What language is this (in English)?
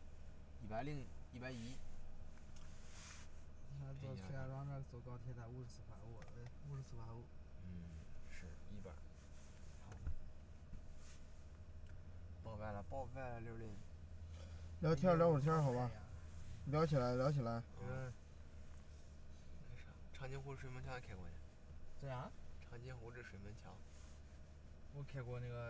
Chinese